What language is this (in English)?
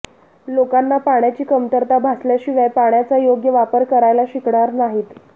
Marathi